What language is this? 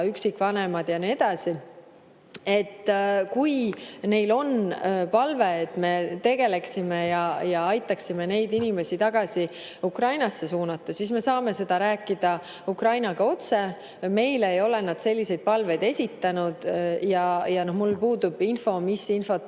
Estonian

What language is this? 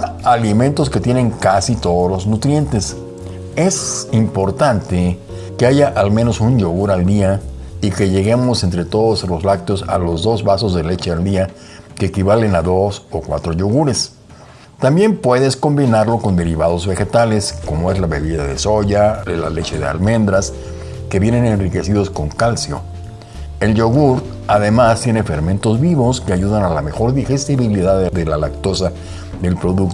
Spanish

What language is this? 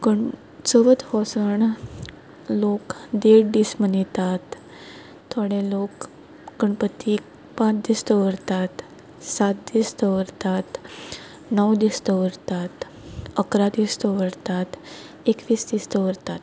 Konkani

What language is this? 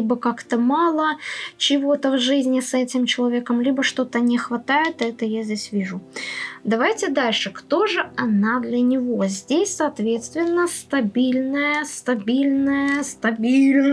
Russian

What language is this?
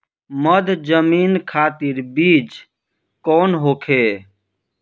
Bhojpuri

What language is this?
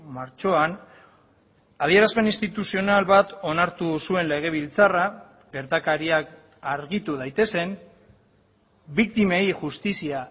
Basque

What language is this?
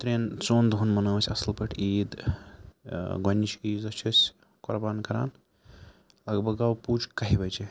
Kashmiri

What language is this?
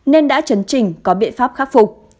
Vietnamese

